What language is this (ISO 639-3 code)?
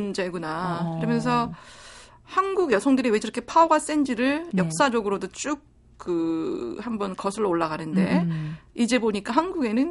kor